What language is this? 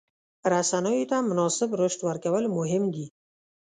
Pashto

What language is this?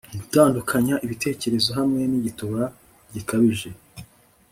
Kinyarwanda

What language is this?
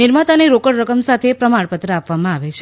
Gujarati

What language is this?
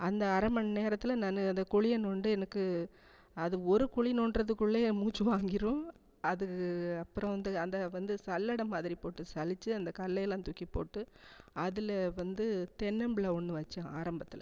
Tamil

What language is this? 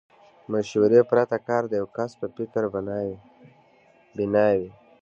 Pashto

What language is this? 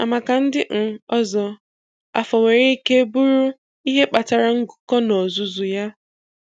Igbo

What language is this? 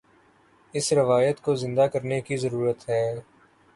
Urdu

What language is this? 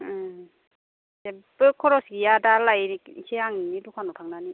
Bodo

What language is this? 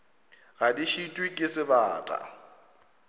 Northern Sotho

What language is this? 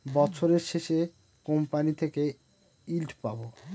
Bangla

